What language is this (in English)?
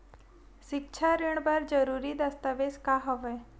Chhattisgarhi